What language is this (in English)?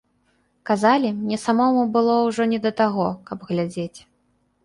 Belarusian